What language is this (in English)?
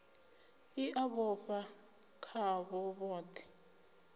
Venda